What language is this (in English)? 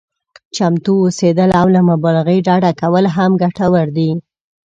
Pashto